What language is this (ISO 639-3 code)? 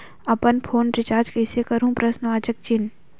hne